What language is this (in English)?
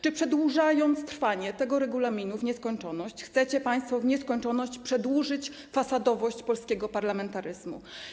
Polish